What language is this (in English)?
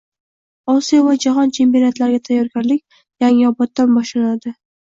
Uzbek